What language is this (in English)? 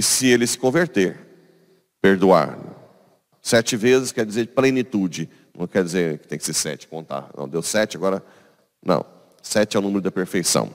Portuguese